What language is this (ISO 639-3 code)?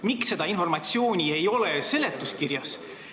est